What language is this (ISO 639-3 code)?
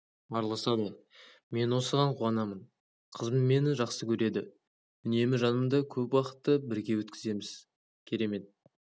kaz